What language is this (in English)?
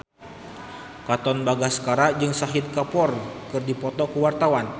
Sundanese